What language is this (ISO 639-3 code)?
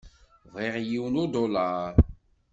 kab